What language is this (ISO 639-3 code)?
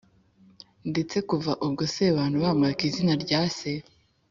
kin